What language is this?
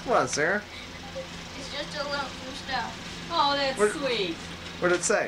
English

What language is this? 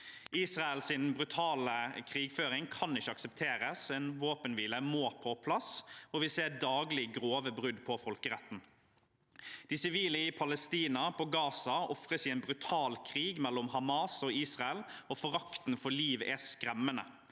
Norwegian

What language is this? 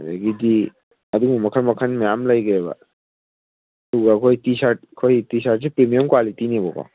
Manipuri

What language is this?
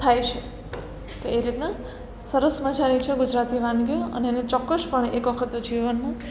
Gujarati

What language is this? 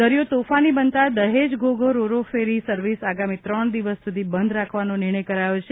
Gujarati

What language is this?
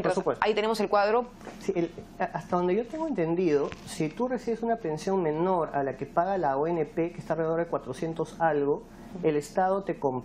Spanish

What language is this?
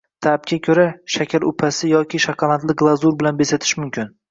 Uzbek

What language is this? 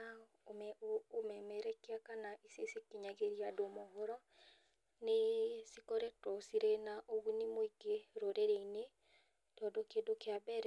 Kikuyu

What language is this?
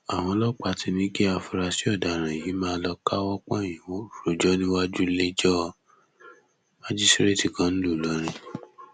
Yoruba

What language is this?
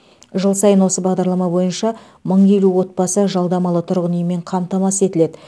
Kazakh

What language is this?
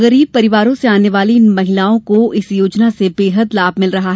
Hindi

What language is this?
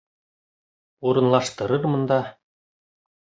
Bashkir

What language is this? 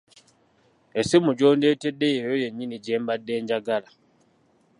Ganda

